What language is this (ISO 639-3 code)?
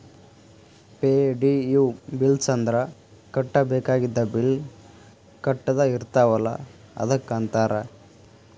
kan